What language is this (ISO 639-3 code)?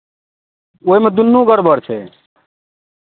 mai